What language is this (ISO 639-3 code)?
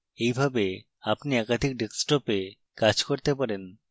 ben